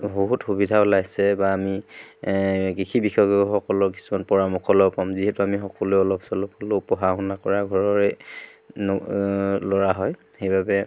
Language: Assamese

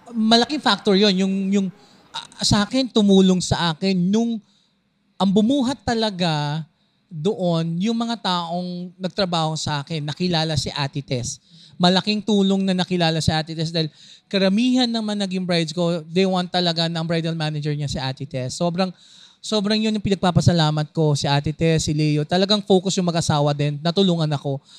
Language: Filipino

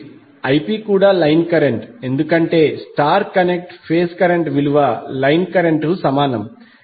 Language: Telugu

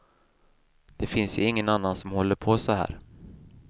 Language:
Swedish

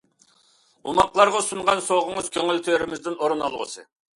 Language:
Uyghur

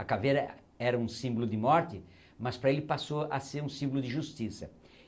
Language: Portuguese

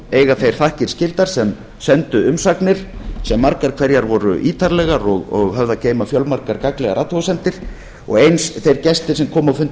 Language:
Icelandic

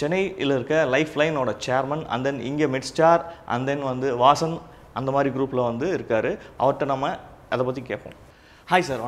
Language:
Hindi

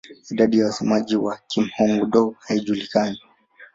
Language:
Swahili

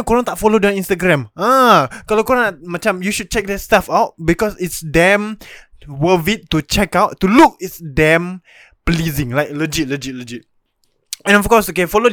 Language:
Malay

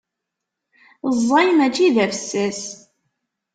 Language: Kabyle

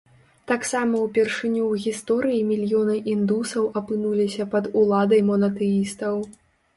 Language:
Belarusian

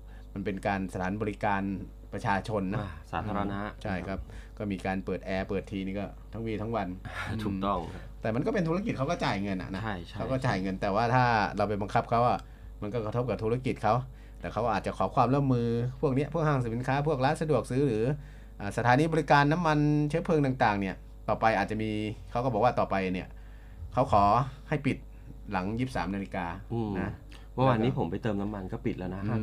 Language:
Thai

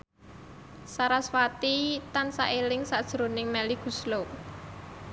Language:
Javanese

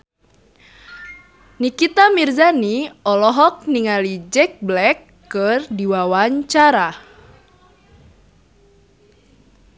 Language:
Sundanese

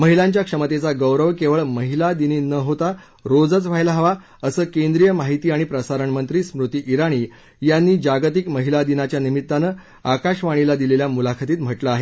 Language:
Marathi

